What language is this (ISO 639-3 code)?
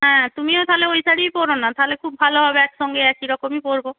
ben